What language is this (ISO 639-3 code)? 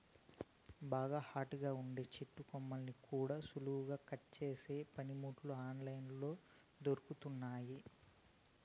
tel